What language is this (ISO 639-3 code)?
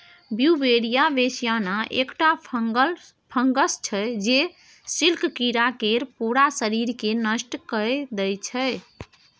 mai